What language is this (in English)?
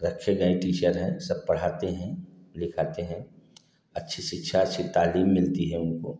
Hindi